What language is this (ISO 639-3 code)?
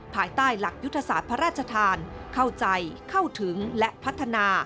tha